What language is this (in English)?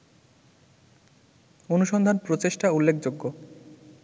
Bangla